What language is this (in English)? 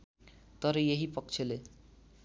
Nepali